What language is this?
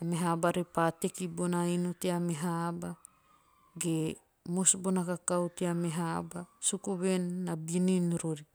Teop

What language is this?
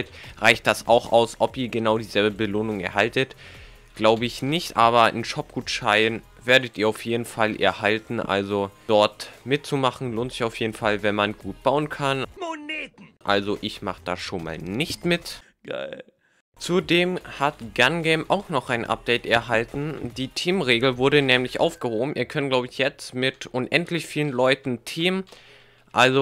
German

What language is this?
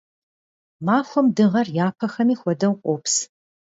Kabardian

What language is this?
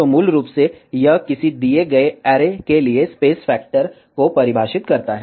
Hindi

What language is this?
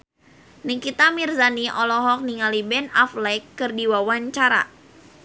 Sundanese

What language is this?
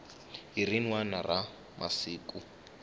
Tsonga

